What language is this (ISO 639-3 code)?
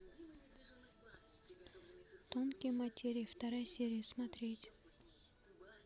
rus